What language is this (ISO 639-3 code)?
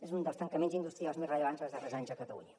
cat